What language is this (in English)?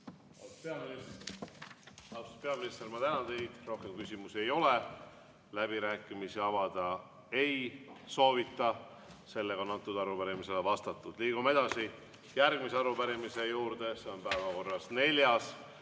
Estonian